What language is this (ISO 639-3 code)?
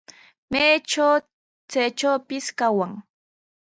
qws